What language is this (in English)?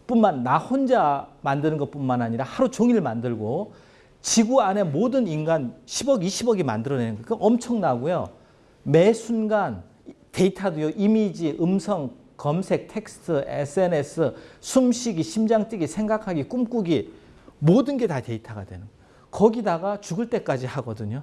Korean